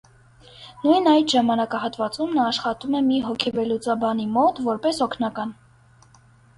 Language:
Armenian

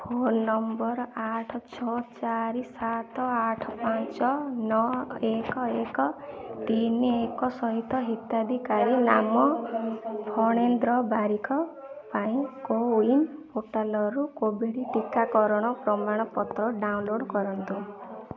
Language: Odia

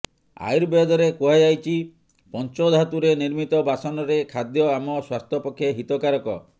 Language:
Odia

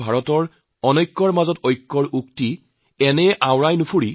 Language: Assamese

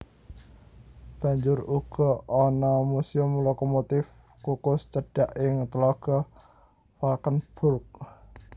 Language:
Javanese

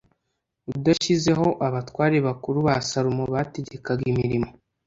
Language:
Kinyarwanda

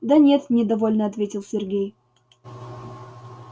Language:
Russian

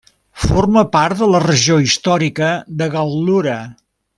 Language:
Catalan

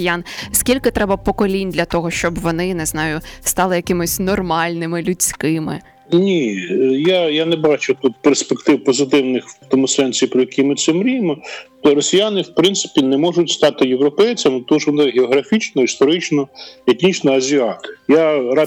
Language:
Ukrainian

